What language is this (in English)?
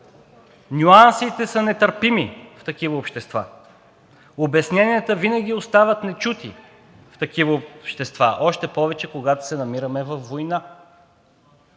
Bulgarian